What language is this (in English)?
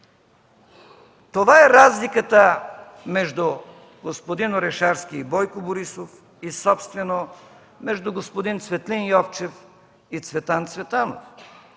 Bulgarian